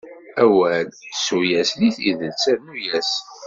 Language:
Kabyle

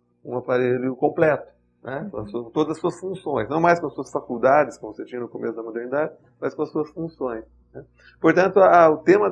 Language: Portuguese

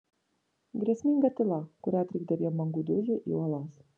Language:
Lithuanian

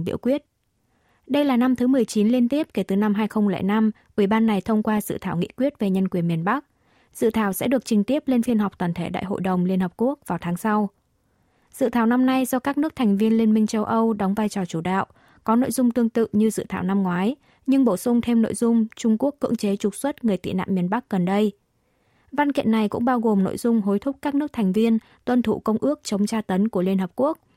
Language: Vietnamese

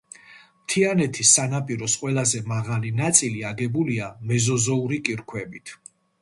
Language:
Georgian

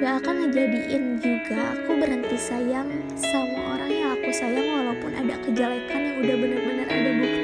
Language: Indonesian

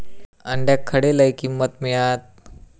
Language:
Marathi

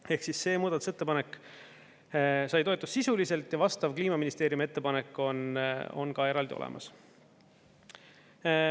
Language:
Estonian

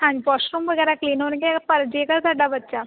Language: Punjabi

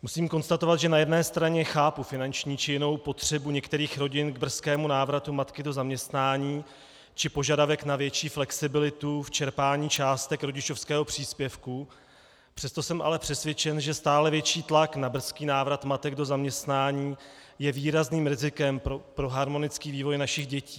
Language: Czech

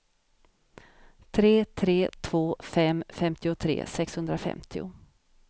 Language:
Swedish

